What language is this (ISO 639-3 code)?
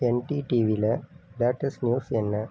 tam